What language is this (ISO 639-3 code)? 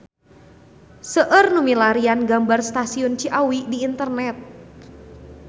sun